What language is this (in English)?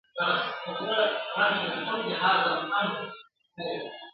Pashto